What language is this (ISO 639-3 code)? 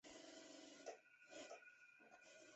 zho